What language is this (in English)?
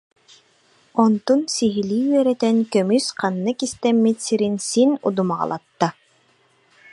Yakut